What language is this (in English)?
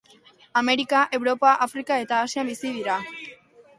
Basque